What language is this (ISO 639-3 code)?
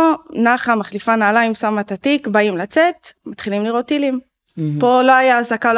heb